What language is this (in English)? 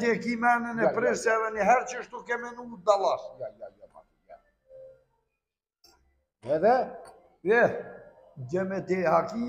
Romanian